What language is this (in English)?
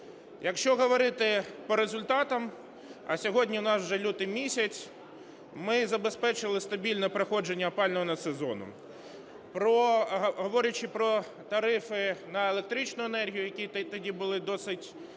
Ukrainian